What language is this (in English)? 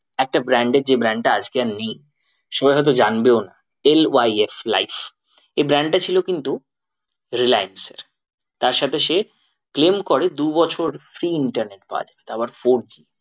Bangla